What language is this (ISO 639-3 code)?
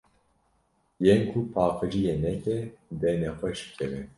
kur